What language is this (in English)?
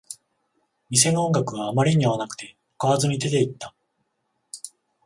Japanese